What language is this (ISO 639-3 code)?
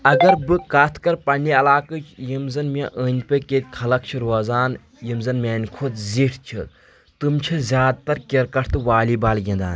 kas